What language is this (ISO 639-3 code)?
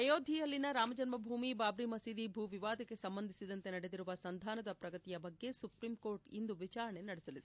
kan